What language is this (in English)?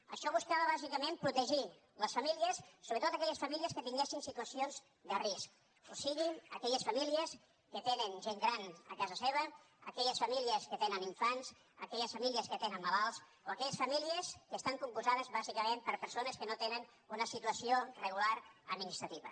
Catalan